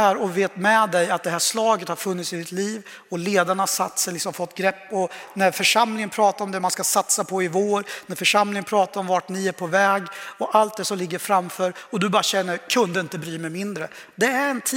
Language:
Swedish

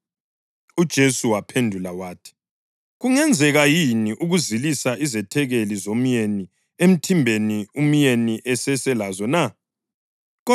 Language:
North Ndebele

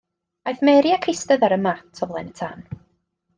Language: Welsh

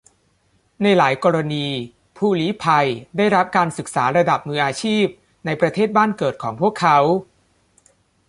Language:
Thai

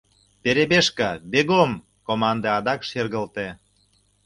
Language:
Mari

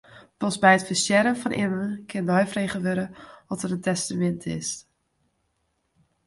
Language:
Western Frisian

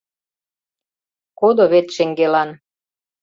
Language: Mari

